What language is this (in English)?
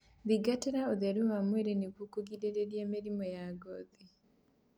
Kikuyu